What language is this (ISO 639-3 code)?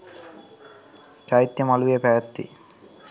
sin